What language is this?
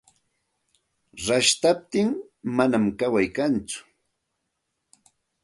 Santa Ana de Tusi Pasco Quechua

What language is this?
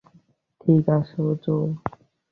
Bangla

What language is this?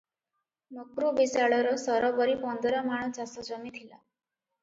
Odia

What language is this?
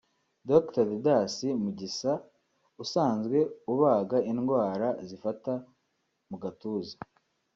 Kinyarwanda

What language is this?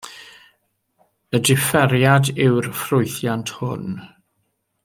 Welsh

